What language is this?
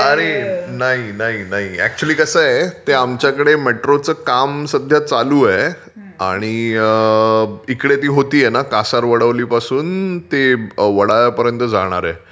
Marathi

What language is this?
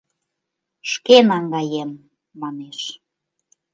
Mari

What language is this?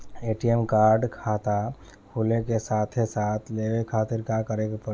Bhojpuri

